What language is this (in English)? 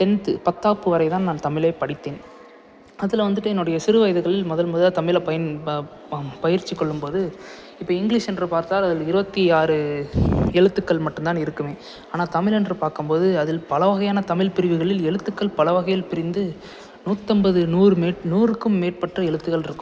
Tamil